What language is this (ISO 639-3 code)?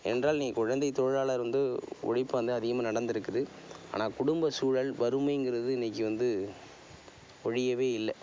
tam